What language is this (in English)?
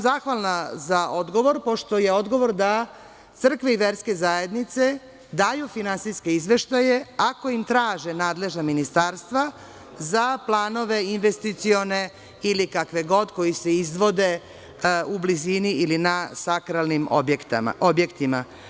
Serbian